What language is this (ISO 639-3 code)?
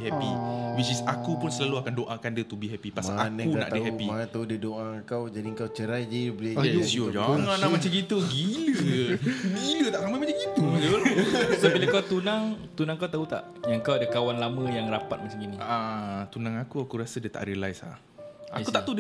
msa